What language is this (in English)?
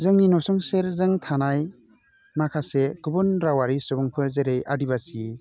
Bodo